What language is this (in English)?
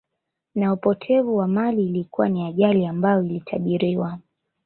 Swahili